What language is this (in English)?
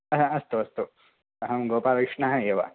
Sanskrit